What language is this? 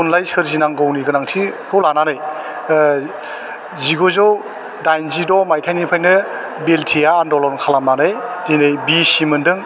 Bodo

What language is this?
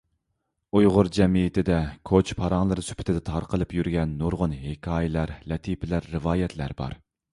Uyghur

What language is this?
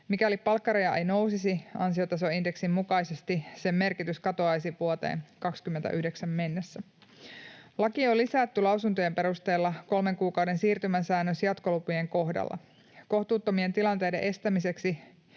Finnish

